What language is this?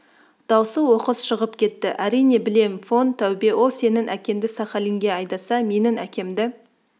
Kazakh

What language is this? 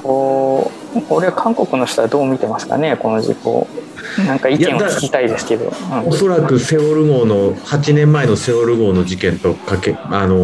Japanese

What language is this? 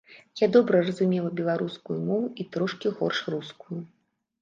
Belarusian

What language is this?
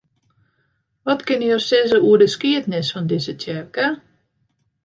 Western Frisian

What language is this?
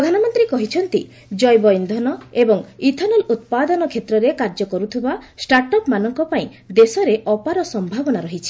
Odia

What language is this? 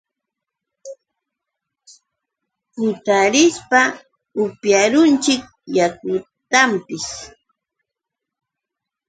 Yauyos Quechua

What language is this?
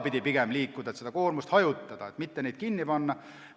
Estonian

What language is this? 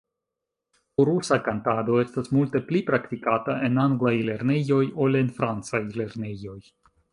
Esperanto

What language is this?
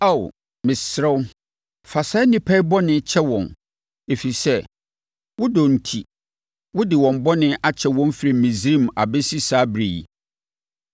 Akan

